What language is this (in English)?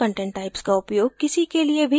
Hindi